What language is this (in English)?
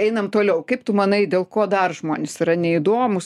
Lithuanian